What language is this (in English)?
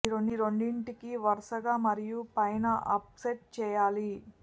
Telugu